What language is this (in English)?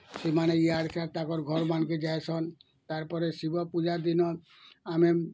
Odia